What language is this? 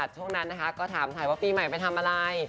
Thai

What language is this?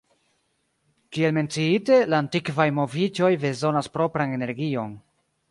Esperanto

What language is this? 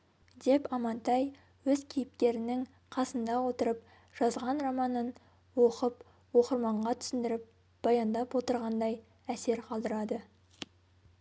Kazakh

